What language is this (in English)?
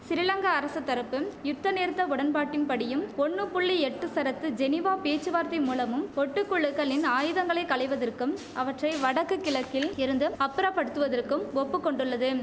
Tamil